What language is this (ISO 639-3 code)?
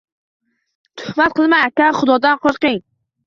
uzb